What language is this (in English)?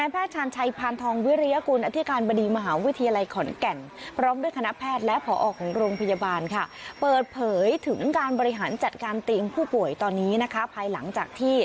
Thai